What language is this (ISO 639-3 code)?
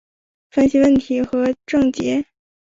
zho